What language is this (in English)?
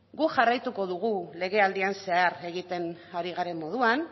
Basque